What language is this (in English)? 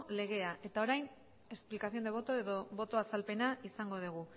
Basque